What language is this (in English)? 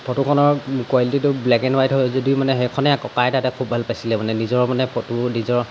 Assamese